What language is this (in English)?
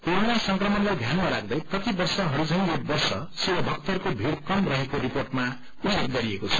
Nepali